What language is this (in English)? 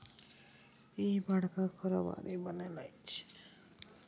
Maithili